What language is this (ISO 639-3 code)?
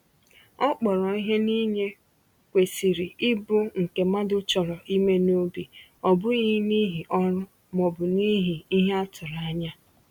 ibo